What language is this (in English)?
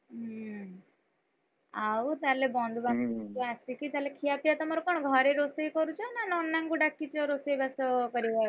Odia